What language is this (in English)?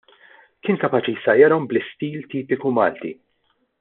Maltese